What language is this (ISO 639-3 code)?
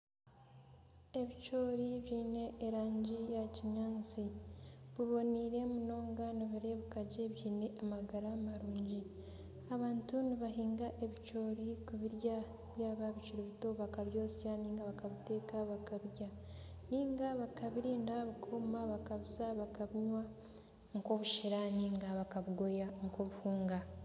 nyn